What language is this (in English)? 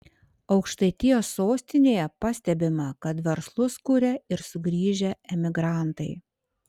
Lithuanian